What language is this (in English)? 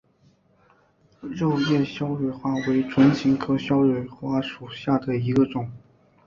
Chinese